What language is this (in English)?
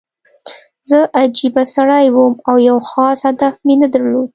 Pashto